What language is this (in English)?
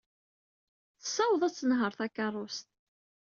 Kabyle